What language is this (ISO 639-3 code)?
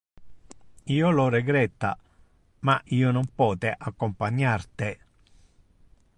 ina